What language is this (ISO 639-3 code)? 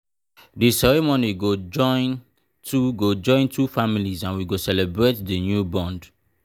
pcm